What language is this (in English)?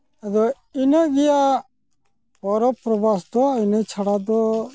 Santali